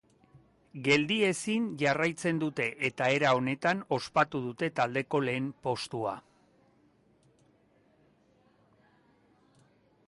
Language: Basque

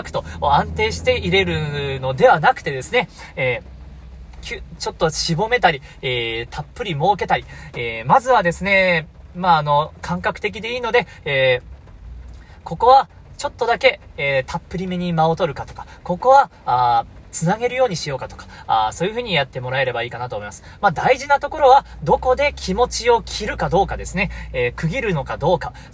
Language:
Japanese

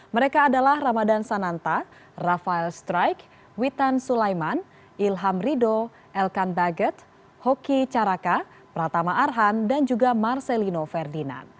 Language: Indonesian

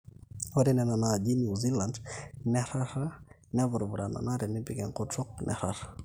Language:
Masai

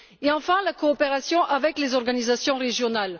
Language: French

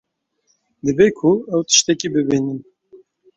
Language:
Kurdish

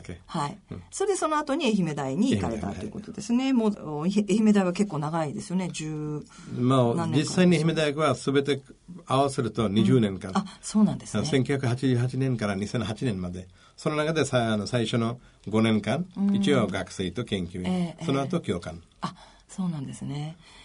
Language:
Japanese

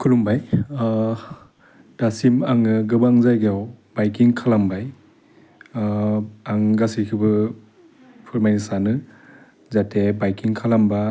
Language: Bodo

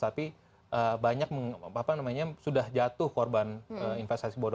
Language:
Indonesian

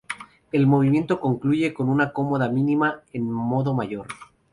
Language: Spanish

